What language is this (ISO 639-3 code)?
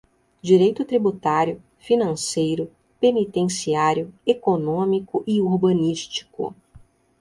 por